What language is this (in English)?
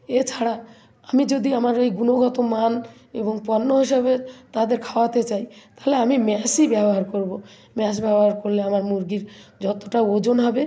Bangla